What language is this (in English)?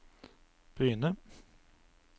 Norwegian